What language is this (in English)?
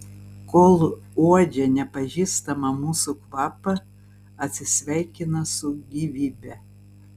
Lithuanian